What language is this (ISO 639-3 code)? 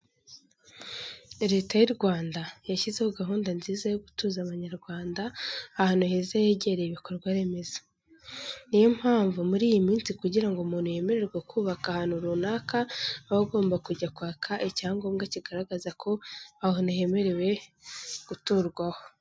kin